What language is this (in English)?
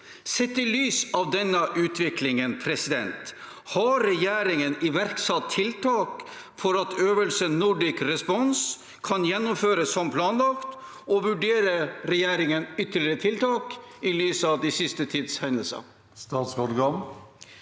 Norwegian